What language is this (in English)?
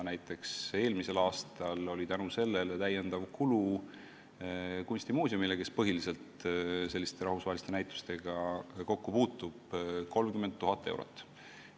Estonian